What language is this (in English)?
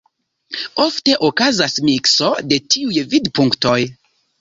Esperanto